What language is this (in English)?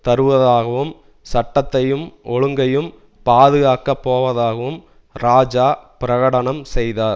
Tamil